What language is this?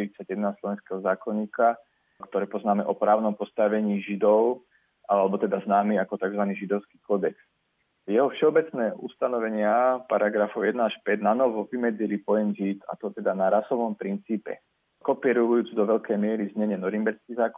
Slovak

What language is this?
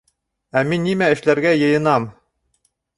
Bashkir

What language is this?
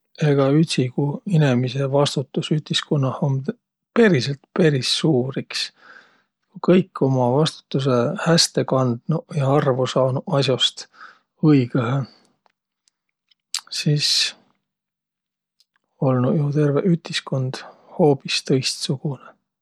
Võro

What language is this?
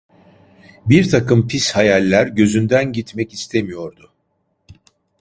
Turkish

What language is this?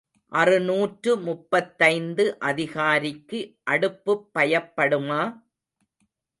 Tamil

